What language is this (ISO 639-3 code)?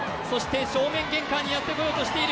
jpn